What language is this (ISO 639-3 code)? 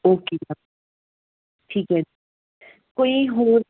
pan